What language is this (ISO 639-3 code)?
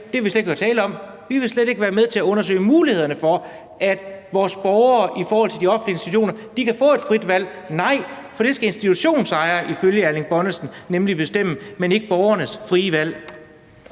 dan